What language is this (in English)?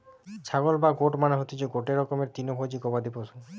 Bangla